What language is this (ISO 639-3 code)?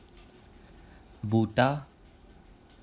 doi